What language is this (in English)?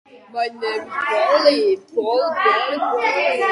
Georgian